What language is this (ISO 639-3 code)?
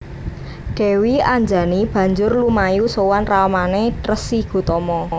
jav